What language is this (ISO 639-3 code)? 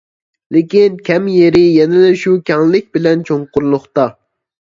uig